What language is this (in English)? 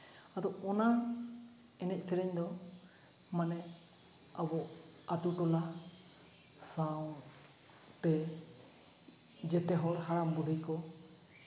Santali